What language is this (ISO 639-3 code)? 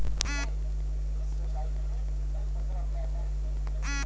bho